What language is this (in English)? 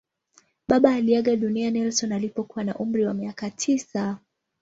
Swahili